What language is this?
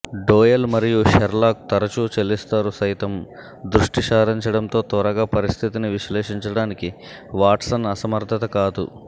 Telugu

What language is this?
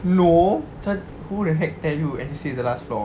English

